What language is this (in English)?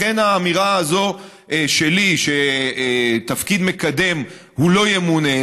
Hebrew